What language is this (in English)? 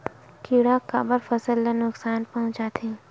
Chhattisgarhi